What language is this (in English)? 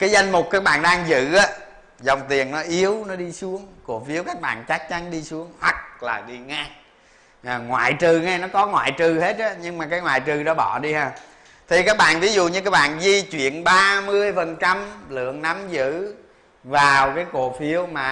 Vietnamese